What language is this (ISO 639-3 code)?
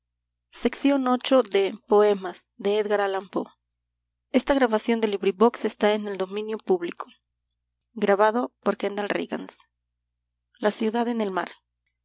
spa